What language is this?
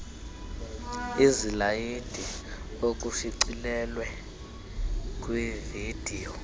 Xhosa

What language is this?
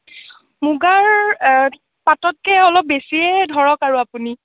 Assamese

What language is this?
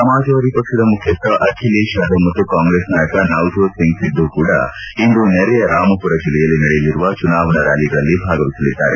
Kannada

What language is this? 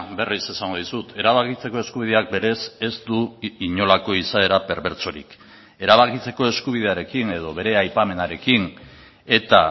Basque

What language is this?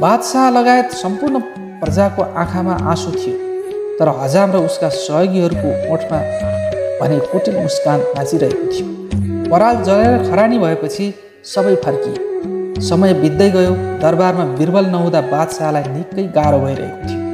Hindi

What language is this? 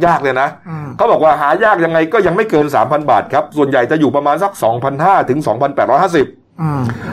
Thai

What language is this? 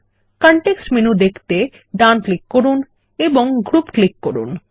Bangla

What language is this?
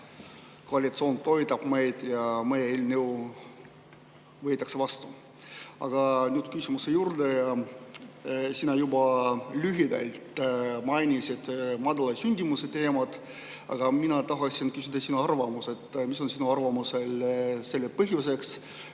Estonian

